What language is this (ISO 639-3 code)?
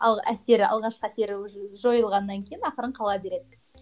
kaz